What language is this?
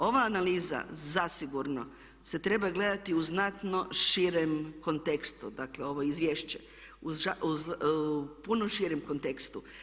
Croatian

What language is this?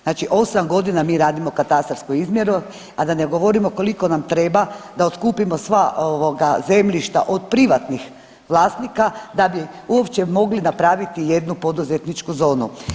Croatian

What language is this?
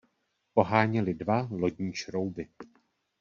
Czech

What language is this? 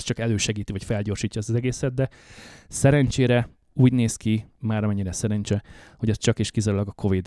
Hungarian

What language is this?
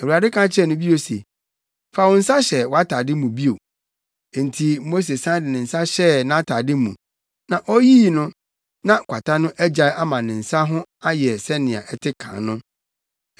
Akan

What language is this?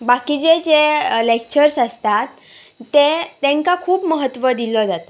Konkani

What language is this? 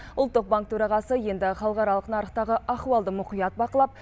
Kazakh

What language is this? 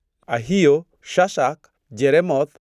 Luo (Kenya and Tanzania)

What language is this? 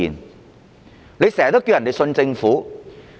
Cantonese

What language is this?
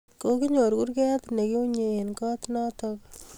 Kalenjin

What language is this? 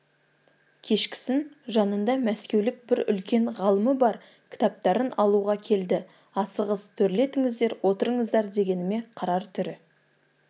Kazakh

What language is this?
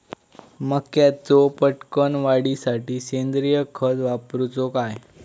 Marathi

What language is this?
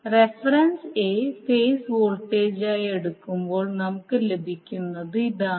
Malayalam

